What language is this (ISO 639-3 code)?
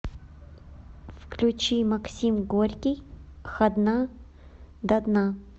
rus